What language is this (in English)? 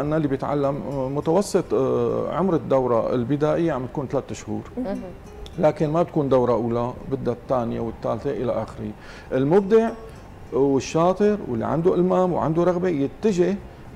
Arabic